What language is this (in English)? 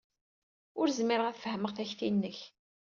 Kabyle